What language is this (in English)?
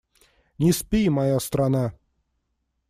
Russian